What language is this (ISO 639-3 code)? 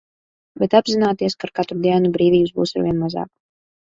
lav